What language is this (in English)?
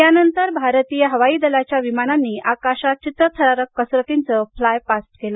Marathi